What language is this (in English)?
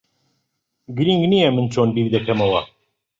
Central Kurdish